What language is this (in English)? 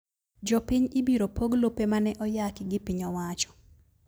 Luo (Kenya and Tanzania)